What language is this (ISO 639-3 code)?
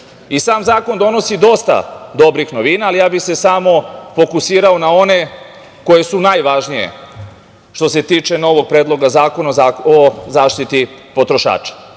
srp